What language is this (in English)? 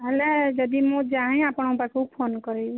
Odia